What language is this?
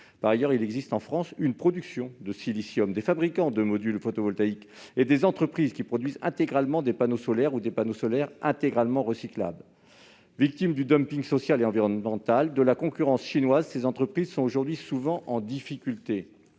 French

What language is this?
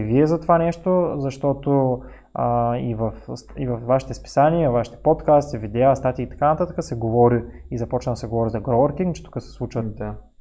Bulgarian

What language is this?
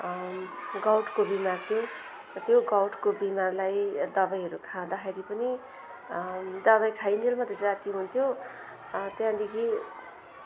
Nepali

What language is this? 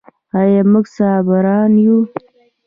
Pashto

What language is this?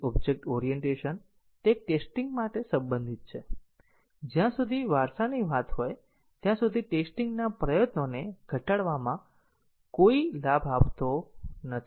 Gujarati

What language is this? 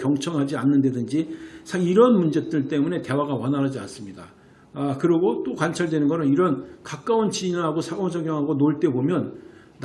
Korean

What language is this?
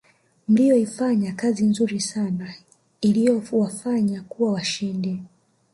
Swahili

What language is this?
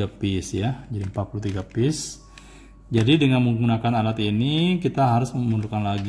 Indonesian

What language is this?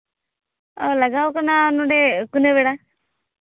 Santali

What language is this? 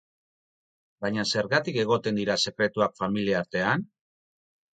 Basque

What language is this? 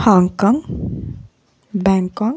Telugu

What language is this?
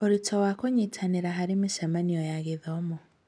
Kikuyu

